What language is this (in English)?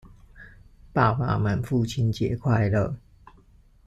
Chinese